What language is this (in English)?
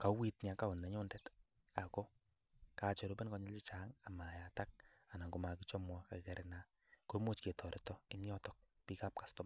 Kalenjin